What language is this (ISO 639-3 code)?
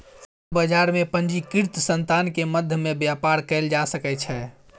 mai